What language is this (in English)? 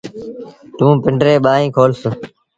Sindhi Bhil